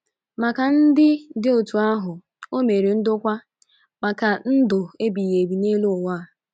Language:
Igbo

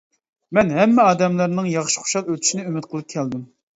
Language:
Uyghur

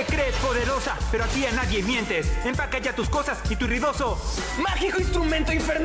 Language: Spanish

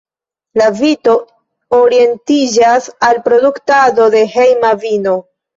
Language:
Esperanto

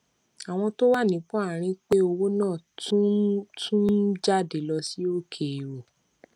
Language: Yoruba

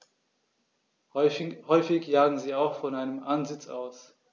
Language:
German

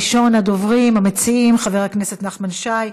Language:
Hebrew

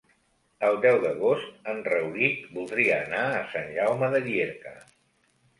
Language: Catalan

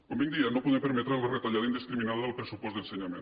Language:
Catalan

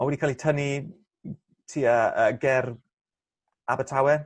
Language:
Welsh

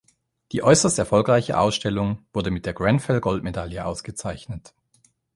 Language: German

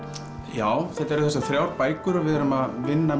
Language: Icelandic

